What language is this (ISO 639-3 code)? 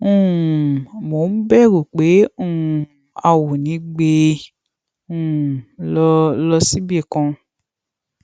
yor